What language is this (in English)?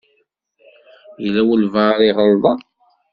Kabyle